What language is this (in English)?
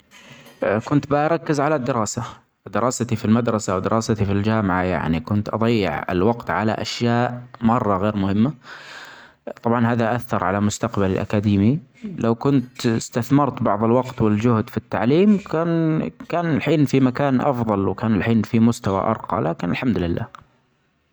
Omani Arabic